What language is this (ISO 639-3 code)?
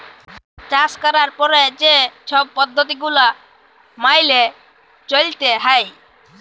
ben